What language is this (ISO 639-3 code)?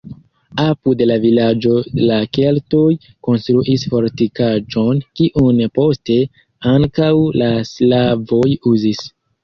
epo